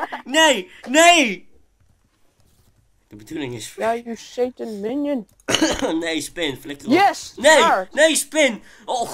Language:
Dutch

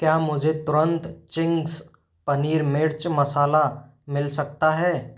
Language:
Hindi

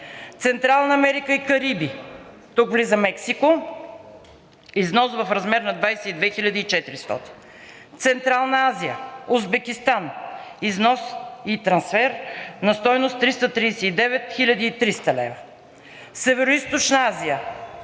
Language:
Bulgarian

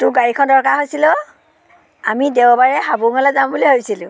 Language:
Assamese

